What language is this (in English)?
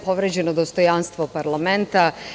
Serbian